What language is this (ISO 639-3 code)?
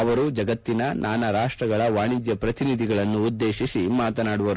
kan